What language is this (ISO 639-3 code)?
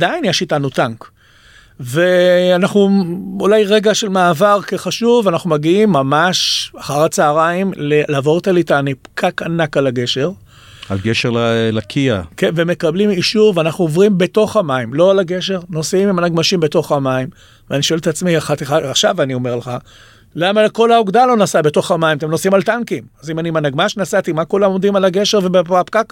heb